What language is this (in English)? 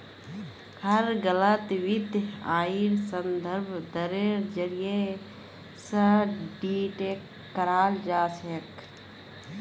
Magahi